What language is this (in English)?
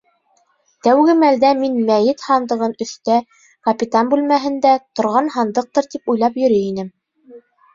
Bashkir